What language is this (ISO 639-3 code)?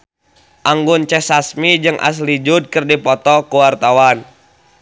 sun